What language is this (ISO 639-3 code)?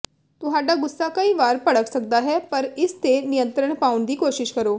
pan